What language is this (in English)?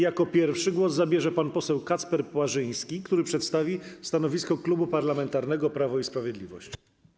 Polish